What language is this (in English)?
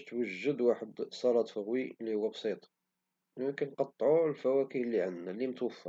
Moroccan Arabic